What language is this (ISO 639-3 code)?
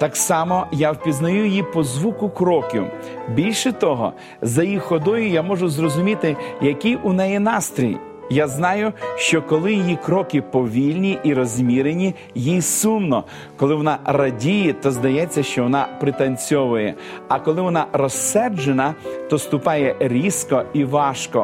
ukr